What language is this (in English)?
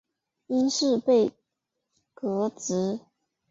Chinese